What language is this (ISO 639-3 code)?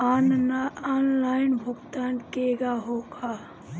bho